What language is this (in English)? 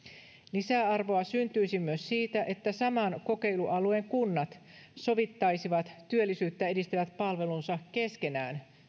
Finnish